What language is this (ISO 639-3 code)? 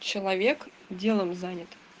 rus